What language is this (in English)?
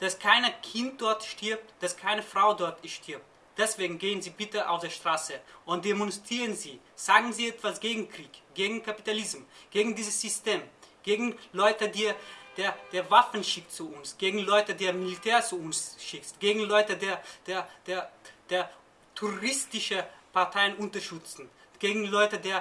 German